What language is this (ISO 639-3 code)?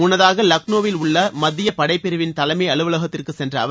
tam